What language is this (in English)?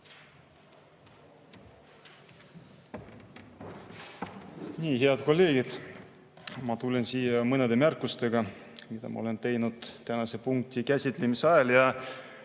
Estonian